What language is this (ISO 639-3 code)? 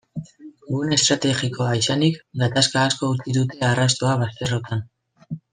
eus